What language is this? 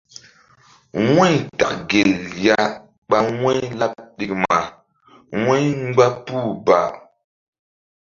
Mbum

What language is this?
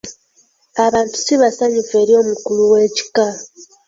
Ganda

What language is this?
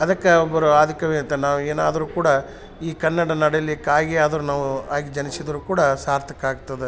Kannada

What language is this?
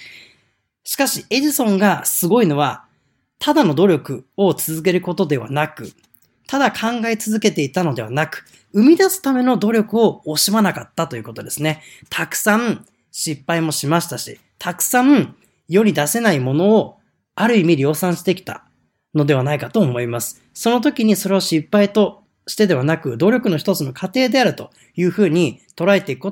Japanese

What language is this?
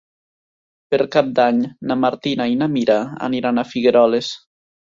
Catalan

